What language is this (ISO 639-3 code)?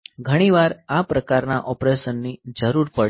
guj